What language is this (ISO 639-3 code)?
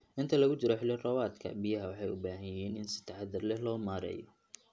som